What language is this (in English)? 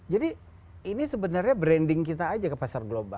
Indonesian